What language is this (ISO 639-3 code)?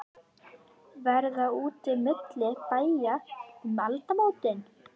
isl